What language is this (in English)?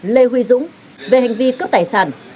Vietnamese